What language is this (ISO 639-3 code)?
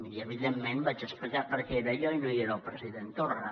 cat